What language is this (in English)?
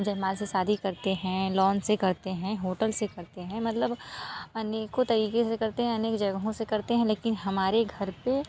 Hindi